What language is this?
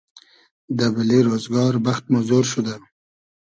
Hazaragi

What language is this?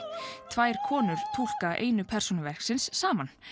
Icelandic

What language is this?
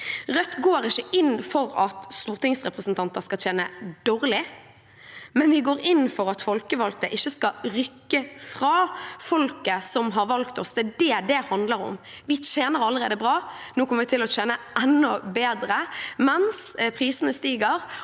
Norwegian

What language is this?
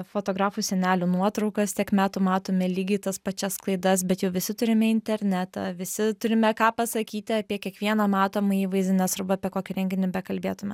Lithuanian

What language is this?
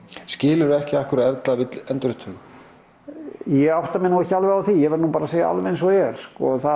Icelandic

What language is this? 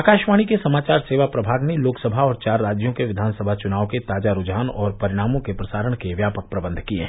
Hindi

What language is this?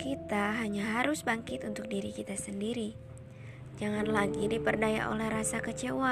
Indonesian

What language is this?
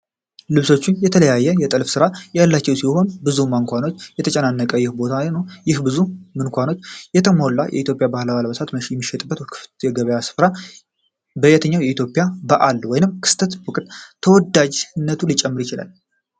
Amharic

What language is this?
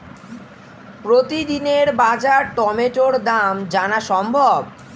Bangla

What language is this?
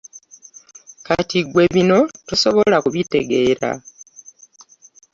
Ganda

